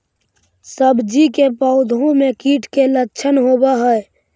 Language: Magahi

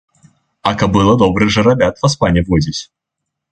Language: Belarusian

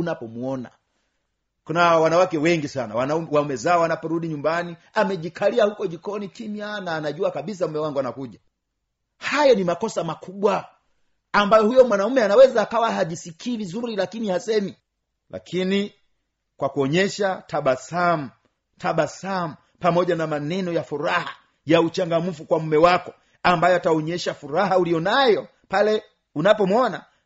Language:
Swahili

